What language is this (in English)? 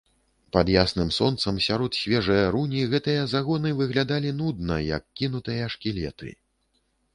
Belarusian